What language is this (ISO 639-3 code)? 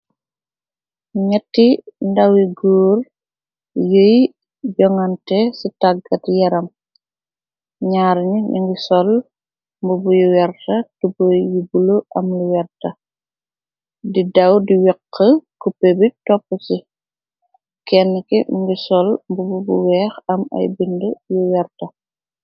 wol